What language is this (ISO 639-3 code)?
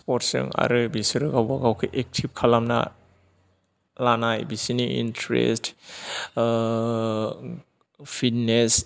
brx